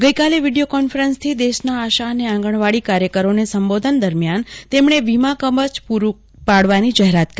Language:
Gujarati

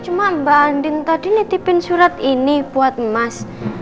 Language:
Indonesian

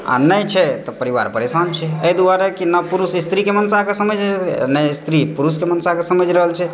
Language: Maithili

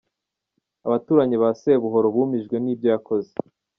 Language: Kinyarwanda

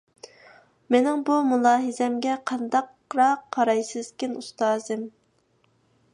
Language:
Uyghur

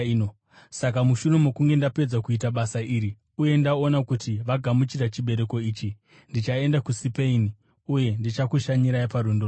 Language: Shona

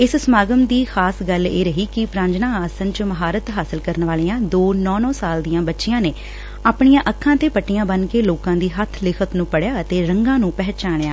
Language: Punjabi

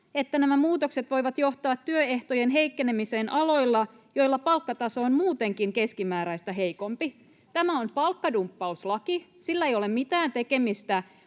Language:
Finnish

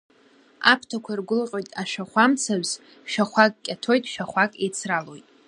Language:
Abkhazian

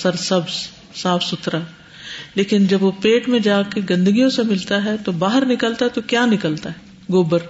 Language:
Urdu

